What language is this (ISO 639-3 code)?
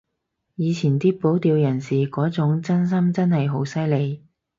yue